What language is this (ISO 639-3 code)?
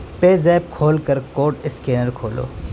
urd